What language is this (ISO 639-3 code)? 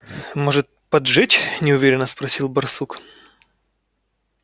rus